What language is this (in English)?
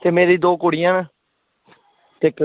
Dogri